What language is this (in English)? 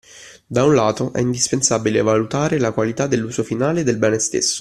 Italian